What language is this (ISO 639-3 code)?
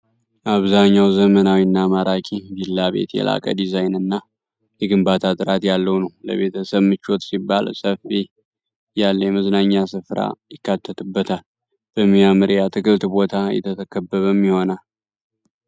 amh